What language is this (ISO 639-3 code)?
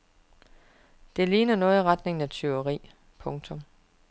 dan